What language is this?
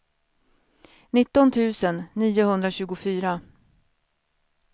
Swedish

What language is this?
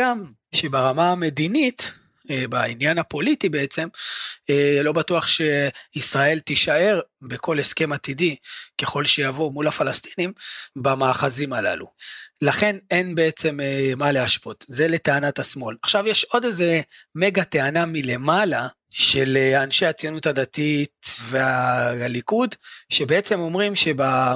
Hebrew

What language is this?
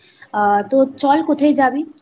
Bangla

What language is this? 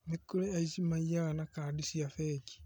Kikuyu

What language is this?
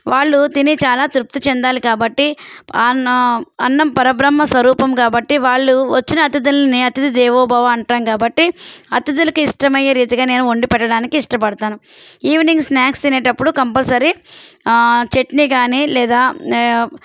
Telugu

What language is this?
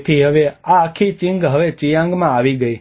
Gujarati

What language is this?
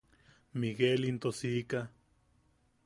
Yaqui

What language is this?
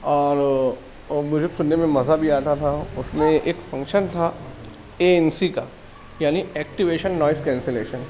Urdu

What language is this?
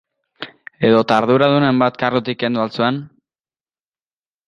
Basque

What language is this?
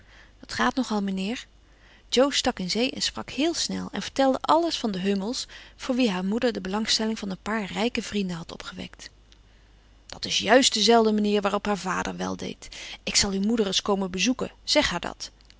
Dutch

